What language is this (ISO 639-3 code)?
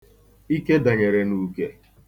ibo